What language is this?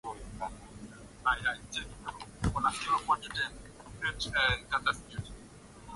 Swahili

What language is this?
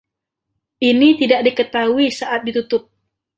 Indonesian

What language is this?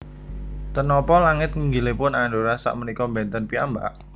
Javanese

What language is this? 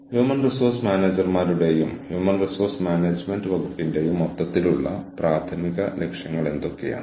Malayalam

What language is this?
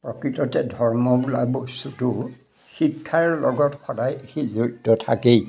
Assamese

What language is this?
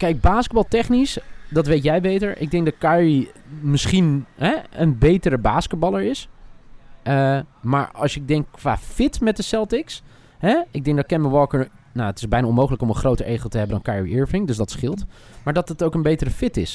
Dutch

